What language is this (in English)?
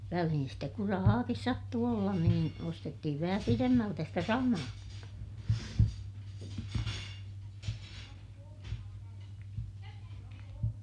Finnish